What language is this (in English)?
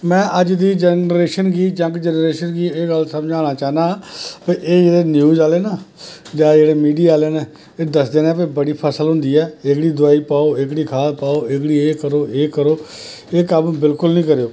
Dogri